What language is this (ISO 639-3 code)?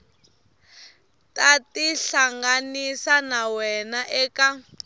tso